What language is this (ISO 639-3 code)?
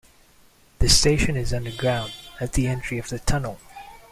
eng